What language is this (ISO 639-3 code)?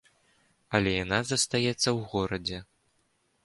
bel